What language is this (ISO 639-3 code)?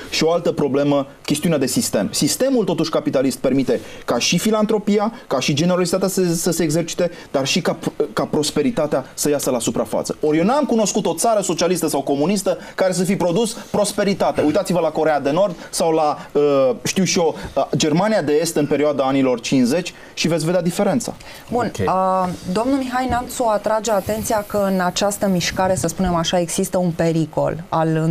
ron